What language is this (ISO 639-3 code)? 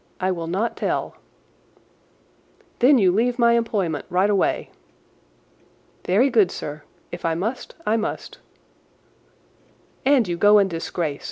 eng